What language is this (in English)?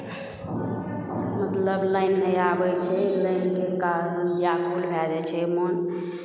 Maithili